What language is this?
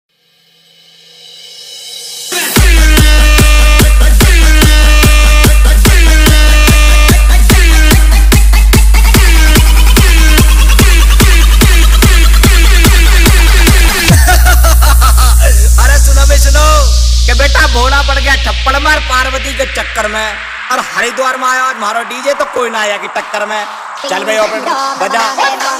Arabic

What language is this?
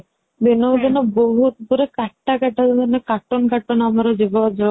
Odia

